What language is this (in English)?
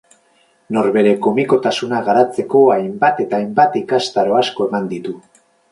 Basque